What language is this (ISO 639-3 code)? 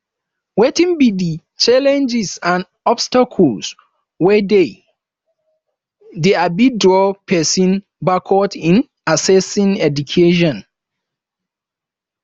pcm